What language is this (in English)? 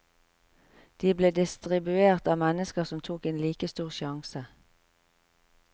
Norwegian